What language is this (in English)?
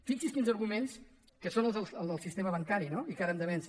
Catalan